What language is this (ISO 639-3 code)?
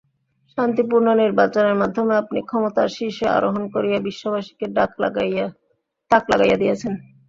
ben